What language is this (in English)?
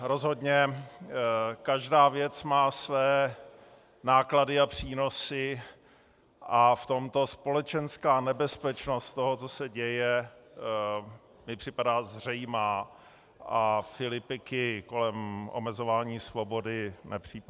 Czech